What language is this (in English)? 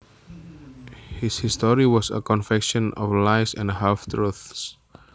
Javanese